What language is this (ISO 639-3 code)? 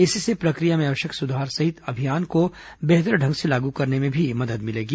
hin